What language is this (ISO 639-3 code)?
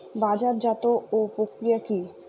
ben